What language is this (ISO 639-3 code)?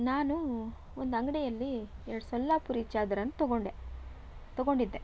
kan